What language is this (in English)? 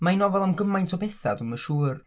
Welsh